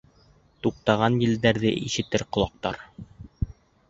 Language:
Bashkir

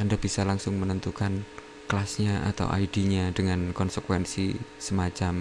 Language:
Indonesian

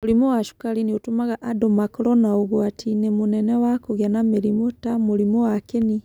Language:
Kikuyu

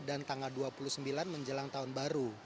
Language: Indonesian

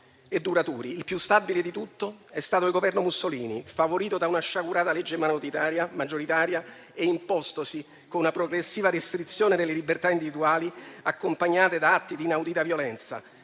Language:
Italian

